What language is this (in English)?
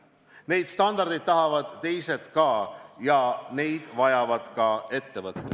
Estonian